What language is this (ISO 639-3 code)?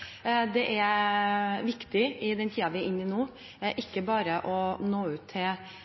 nob